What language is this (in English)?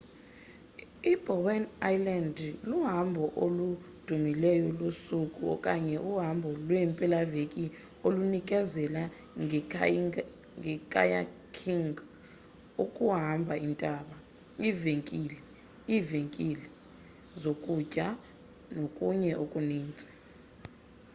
Xhosa